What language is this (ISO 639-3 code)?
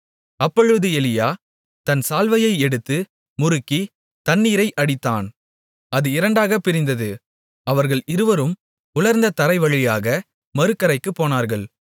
tam